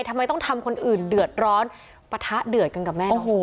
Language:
Thai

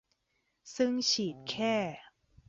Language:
Thai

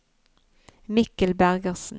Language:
Norwegian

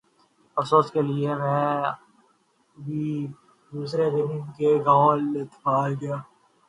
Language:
Urdu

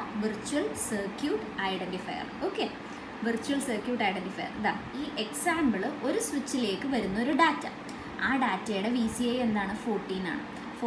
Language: Indonesian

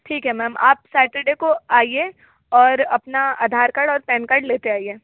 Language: Hindi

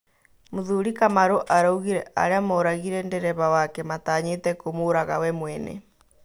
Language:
Kikuyu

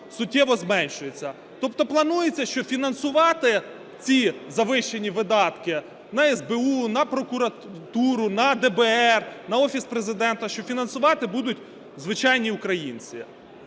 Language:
Ukrainian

